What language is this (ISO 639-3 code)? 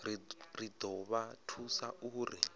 ven